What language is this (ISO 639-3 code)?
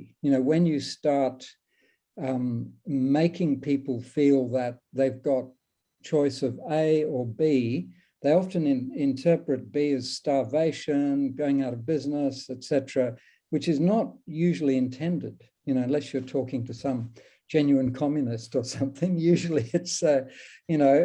eng